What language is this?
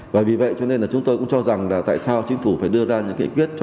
Vietnamese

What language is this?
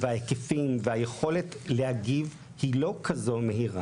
Hebrew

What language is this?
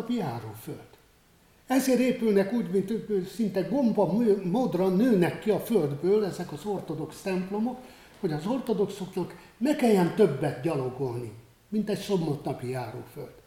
Hungarian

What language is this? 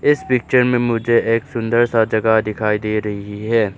Hindi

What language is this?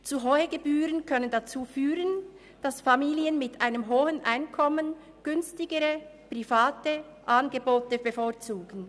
Swiss German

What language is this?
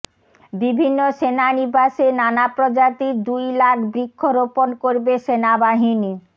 Bangla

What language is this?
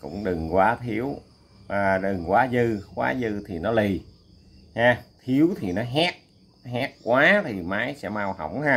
Vietnamese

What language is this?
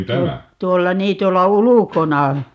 Finnish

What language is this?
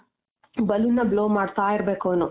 Kannada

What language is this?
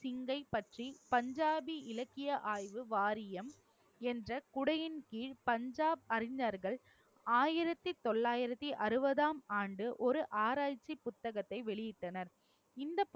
Tamil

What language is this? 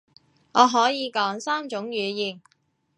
Cantonese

